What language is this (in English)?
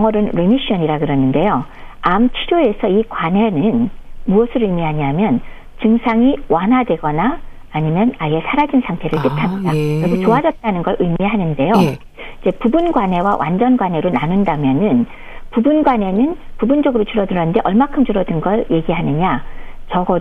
Korean